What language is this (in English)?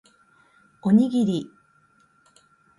Japanese